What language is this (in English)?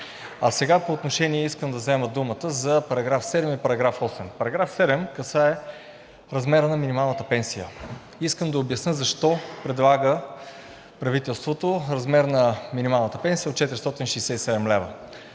Bulgarian